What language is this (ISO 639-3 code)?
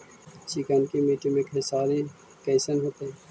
mag